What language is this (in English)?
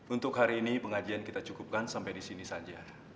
Indonesian